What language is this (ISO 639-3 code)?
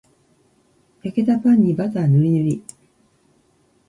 jpn